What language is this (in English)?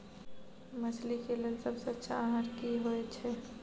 Maithili